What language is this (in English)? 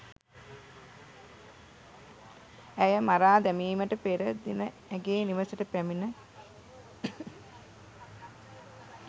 Sinhala